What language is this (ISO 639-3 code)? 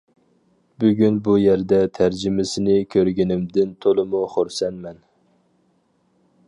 uig